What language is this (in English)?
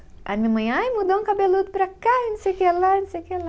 Portuguese